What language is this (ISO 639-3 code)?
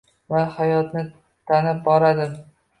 uzb